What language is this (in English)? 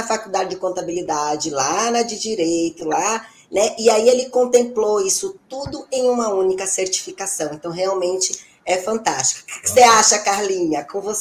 Portuguese